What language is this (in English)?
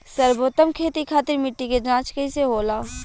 Bhojpuri